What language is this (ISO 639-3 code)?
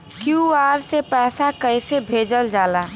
bho